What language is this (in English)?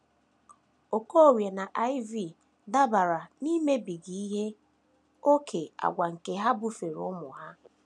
Igbo